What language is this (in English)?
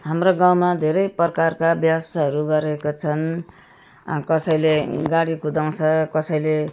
Nepali